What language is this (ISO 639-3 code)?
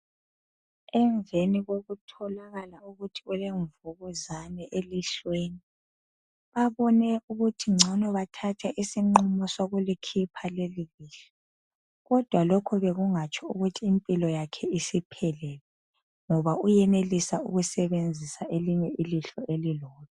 nde